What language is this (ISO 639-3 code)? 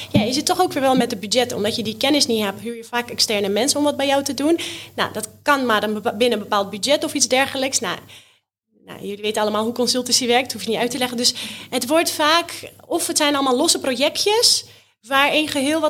nld